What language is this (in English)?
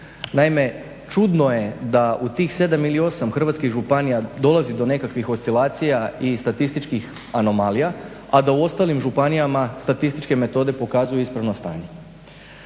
Croatian